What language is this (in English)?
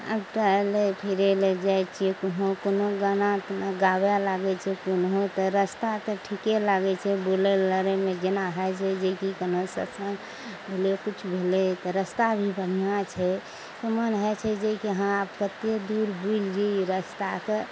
Maithili